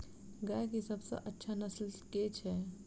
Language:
Maithili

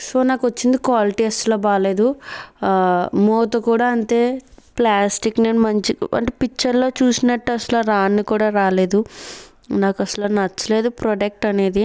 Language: Telugu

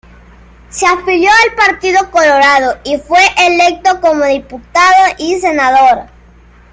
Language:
Spanish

